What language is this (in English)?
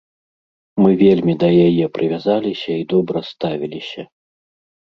Belarusian